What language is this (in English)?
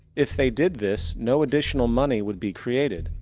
English